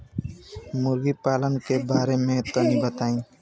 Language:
Bhojpuri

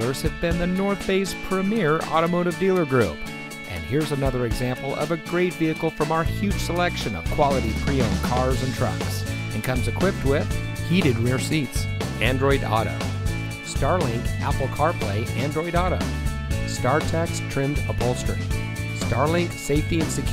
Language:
English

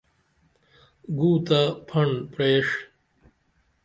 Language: Dameli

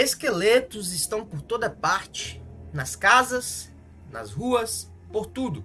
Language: Portuguese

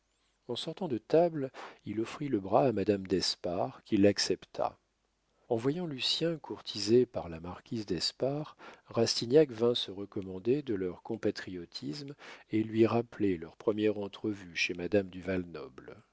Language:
French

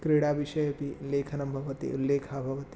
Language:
Sanskrit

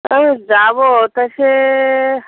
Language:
Bangla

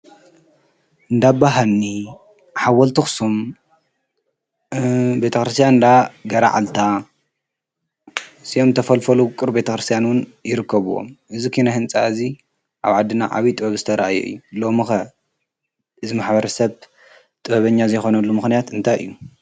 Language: Tigrinya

